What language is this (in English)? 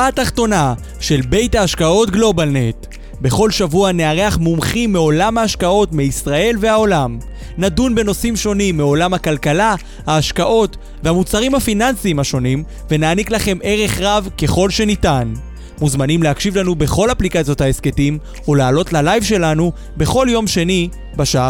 Hebrew